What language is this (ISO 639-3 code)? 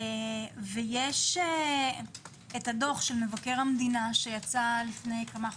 heb